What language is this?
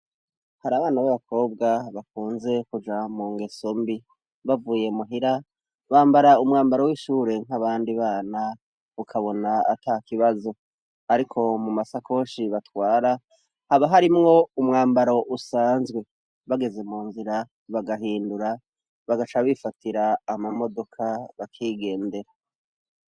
Rundi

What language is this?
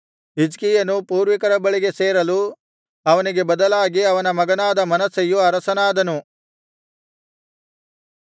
Kannada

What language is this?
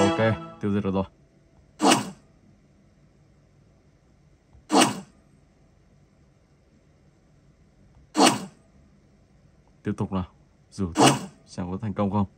Vietnamese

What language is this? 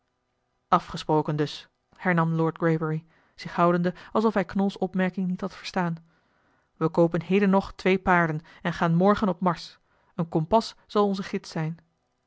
Dutch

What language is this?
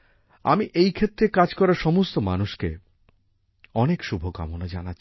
Bangla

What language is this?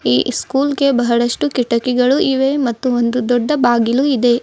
Kannada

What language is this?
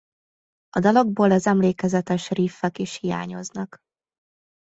Hungarian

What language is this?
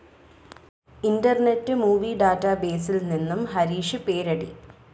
Malayalam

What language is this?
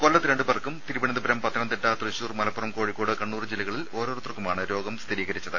Malayalam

